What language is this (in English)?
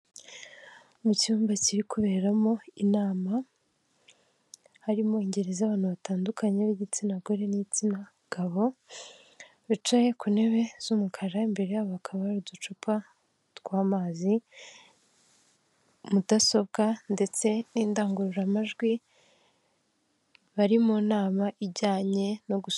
Kinyarwanda